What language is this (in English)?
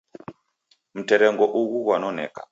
Taita